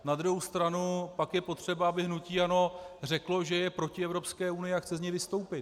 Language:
Czech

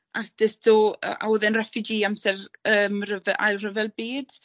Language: Welsh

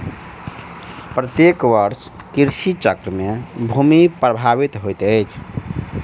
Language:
Maithili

